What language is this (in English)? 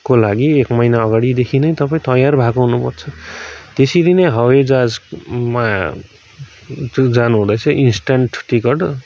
Nepali